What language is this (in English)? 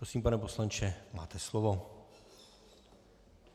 Czech